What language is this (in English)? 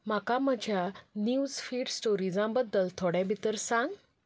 Konkani